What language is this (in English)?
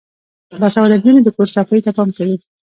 Pashto